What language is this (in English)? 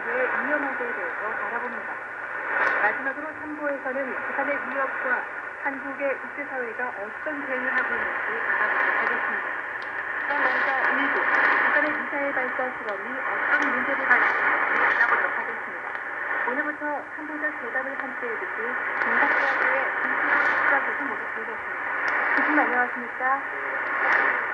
Korean